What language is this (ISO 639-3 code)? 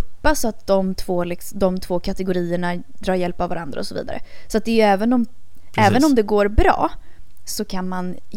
swe